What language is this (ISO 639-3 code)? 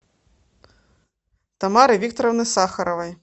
rus